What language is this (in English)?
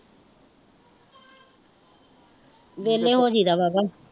Punjabi